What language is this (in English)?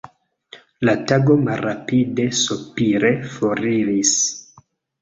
Esperanto